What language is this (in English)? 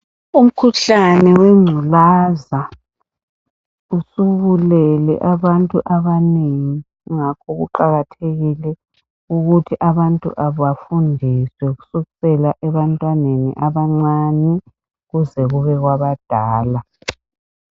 North Ndebele